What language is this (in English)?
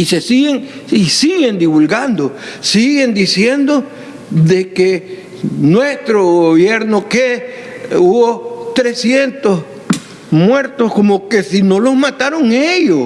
Spanish